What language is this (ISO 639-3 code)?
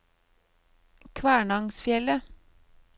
nor